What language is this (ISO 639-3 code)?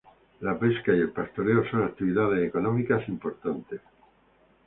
spa